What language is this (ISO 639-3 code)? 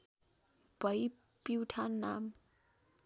nep